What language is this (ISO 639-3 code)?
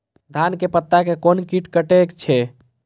mai